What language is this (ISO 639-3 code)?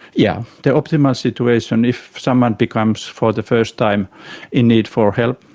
eng